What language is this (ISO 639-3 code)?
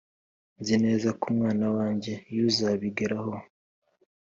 kin